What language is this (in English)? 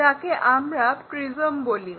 Bangla